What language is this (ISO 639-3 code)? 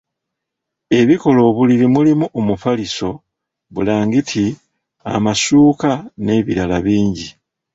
lug